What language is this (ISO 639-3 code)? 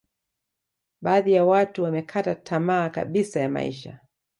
swa